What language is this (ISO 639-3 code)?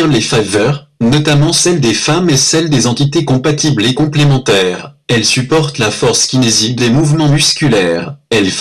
fra